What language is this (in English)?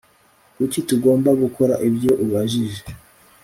Kinyarwanda